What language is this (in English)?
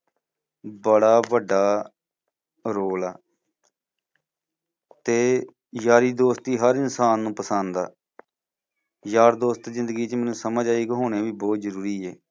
Punjabi